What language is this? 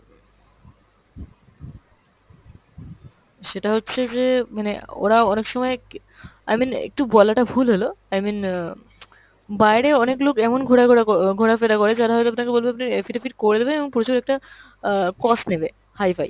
Bangla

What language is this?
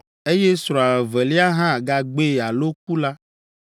Ewe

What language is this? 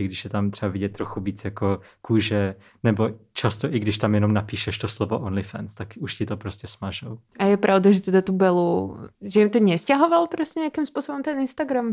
Czech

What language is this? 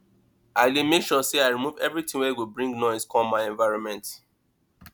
Nigerian Pidgin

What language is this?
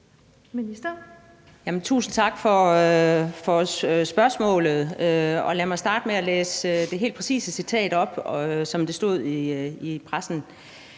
Danish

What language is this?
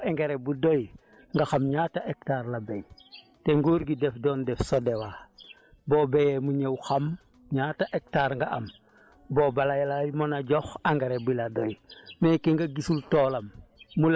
Wolof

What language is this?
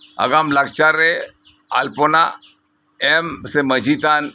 Santali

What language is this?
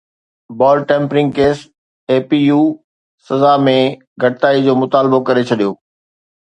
Sindhi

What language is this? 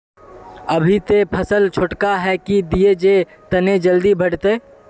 Magahi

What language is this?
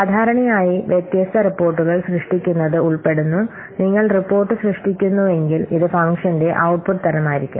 Malayalam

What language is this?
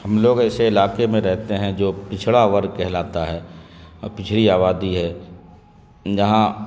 Urdu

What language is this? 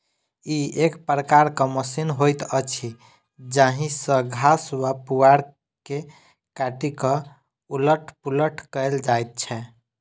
Maithili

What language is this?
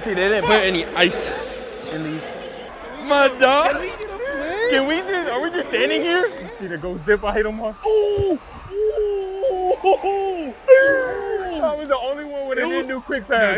English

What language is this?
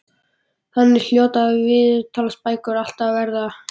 Icelandic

